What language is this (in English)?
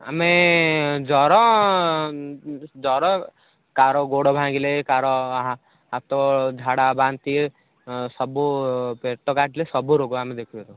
Odia